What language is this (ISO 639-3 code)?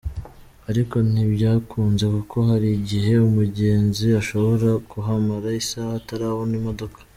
kin